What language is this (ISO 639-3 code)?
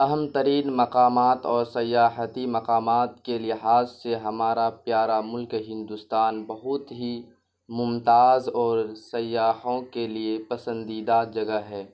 urd